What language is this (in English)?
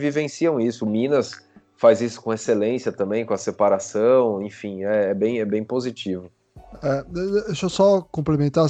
Portuguese